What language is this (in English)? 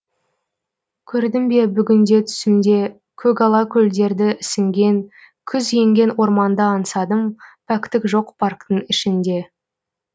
Kazakh